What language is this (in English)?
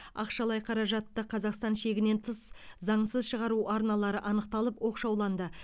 Kazakh